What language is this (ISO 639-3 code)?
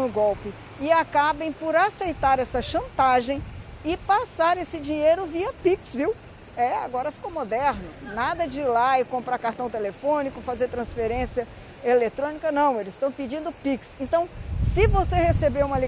por